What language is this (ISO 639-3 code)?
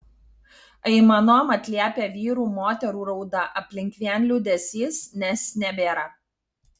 lit